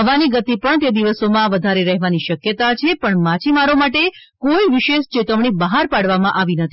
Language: Gujarati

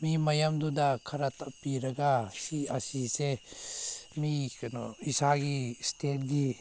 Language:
Manipuri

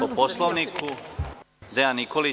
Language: Serbian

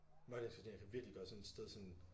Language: Danish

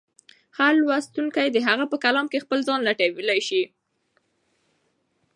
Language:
Pashto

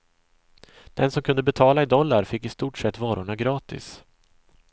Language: Swedish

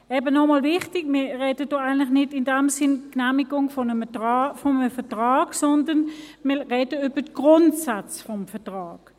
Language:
Swiss German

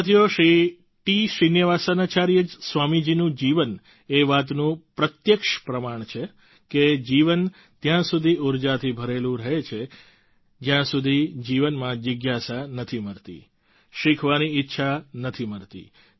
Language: Gujarati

